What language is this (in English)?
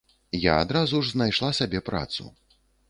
Belarusian